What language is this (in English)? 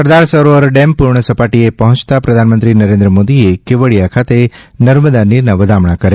Gujarati